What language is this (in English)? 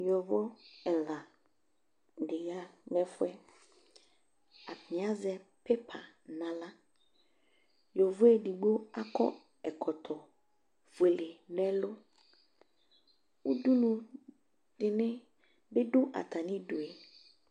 Ikposo